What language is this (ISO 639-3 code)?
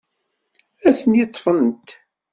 kab